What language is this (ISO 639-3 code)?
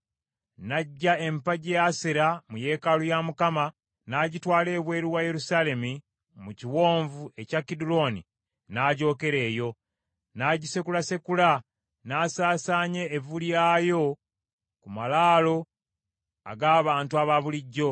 lug